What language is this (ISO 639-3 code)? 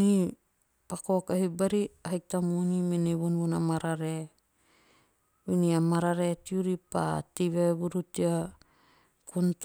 tio